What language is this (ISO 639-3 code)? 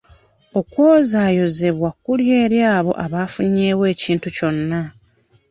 lug